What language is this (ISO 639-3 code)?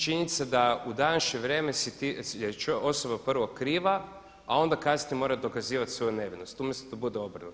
hrv